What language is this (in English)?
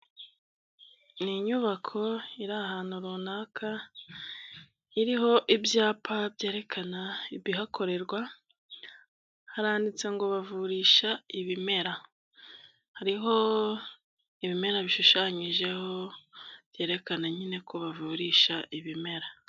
Kinyarwanda